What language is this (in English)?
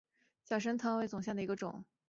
Chinese